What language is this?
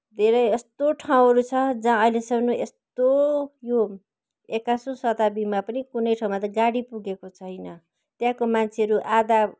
Nepali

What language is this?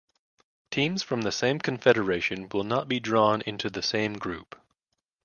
English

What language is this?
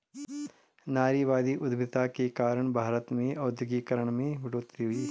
Hindi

